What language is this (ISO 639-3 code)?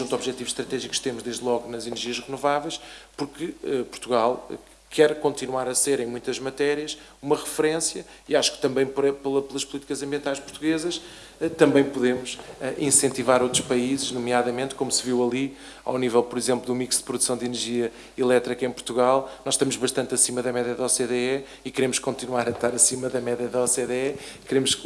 por